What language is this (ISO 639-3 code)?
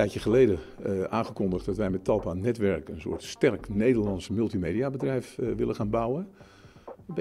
nld